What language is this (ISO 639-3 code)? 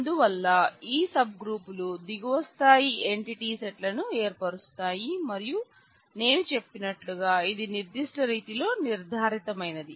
tel